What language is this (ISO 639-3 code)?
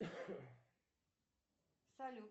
rus